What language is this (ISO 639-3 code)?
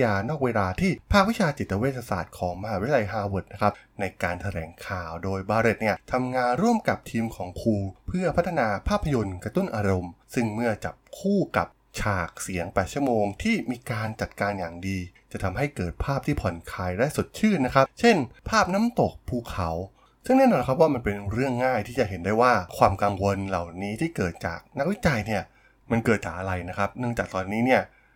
tha